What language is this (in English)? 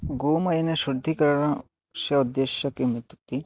Sanskrit